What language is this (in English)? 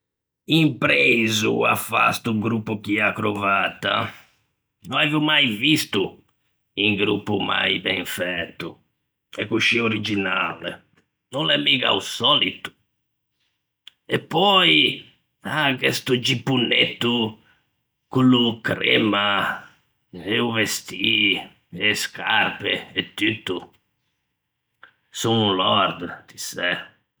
Ligurian